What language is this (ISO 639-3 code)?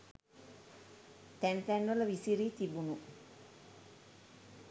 sin